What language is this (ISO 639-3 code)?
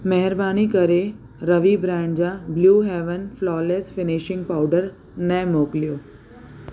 snd